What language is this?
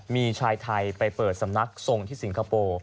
Thai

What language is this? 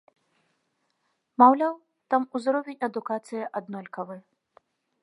Belarusian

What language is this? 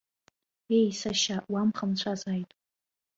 Abkhazian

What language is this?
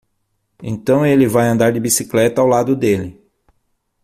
Portuguese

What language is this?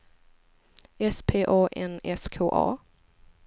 Swedish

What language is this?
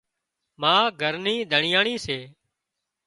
Wadiyara Koli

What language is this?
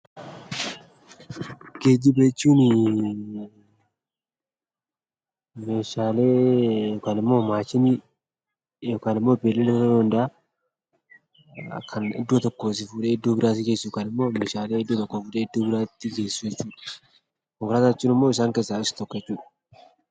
Oromo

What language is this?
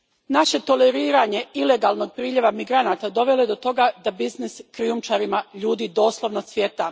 Croatian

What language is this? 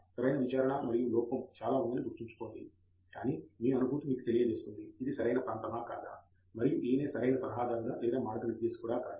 Telugu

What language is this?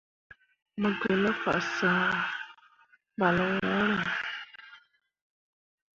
Mundang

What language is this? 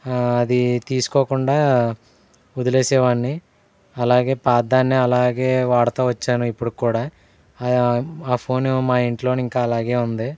Telugu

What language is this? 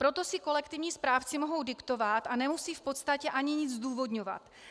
Czech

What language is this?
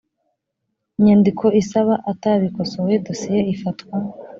Kinyarwanda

